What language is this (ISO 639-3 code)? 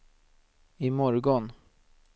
swe